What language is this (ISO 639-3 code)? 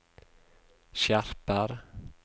nor